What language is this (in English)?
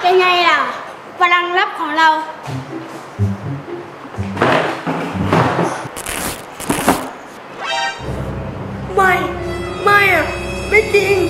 Thai